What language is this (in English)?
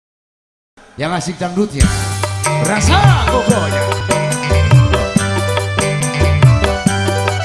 Indonesian